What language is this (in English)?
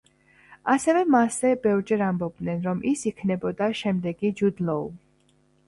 Georgian